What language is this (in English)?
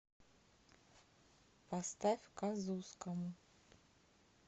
Russian